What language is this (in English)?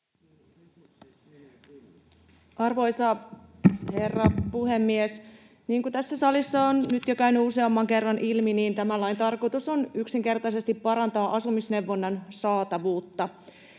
Finnish